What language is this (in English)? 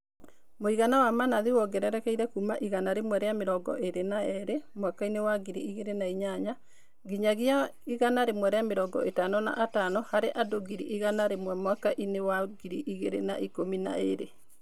Kikuyu